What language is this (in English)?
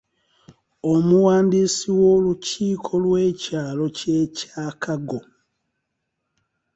Ganda